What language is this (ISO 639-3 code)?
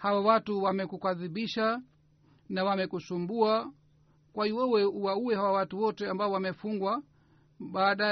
swa